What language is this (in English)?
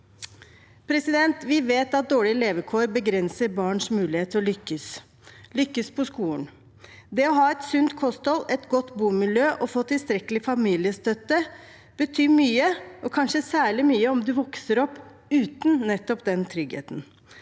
Norwegian